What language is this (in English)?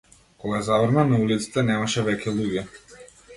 Macedonian